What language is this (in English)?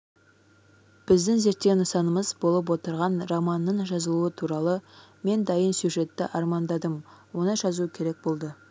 Kazakh